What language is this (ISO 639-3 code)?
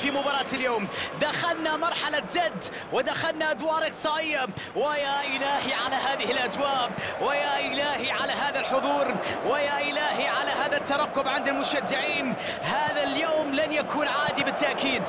ara